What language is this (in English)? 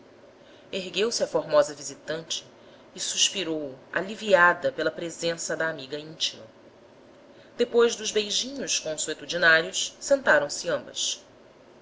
Portuguese